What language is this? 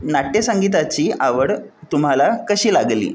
Marathi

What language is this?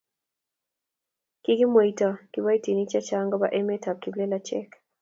Kalenjin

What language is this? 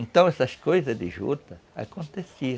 Portuguese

